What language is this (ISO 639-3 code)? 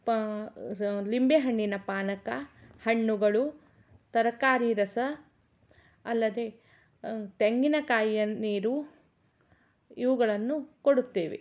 kan